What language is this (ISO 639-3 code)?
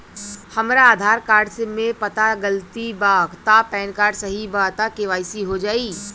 bho